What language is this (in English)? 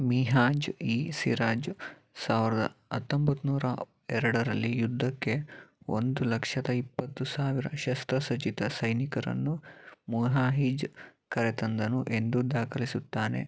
Kannada